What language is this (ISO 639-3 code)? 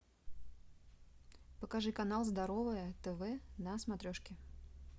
rus